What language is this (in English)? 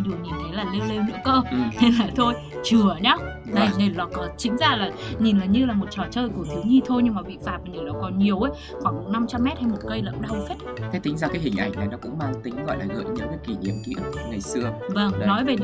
Vietnamese